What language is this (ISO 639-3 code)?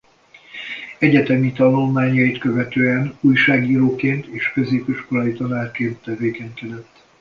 hun